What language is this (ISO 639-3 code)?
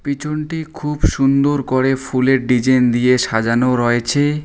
ben